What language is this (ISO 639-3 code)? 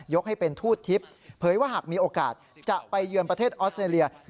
tha